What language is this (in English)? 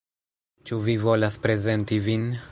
Esperanto